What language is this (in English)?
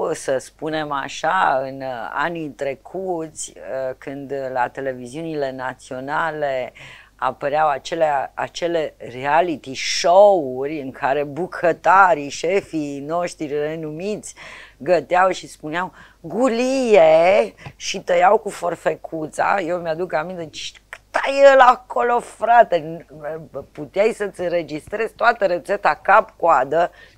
Romanian